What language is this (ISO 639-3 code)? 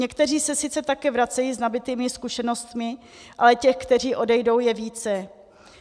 ces